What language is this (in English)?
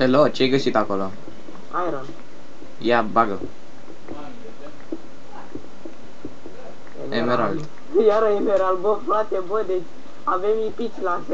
Romanian